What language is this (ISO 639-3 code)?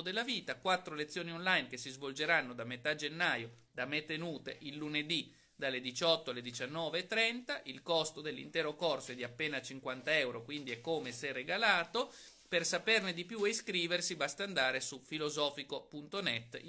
ita